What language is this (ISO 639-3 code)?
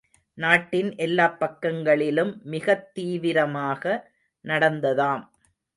tam